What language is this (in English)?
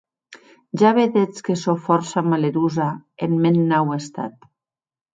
Occitan